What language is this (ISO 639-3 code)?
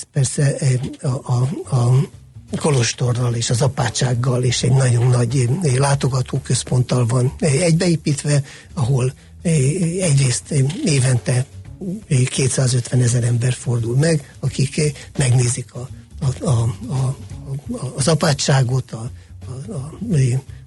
hun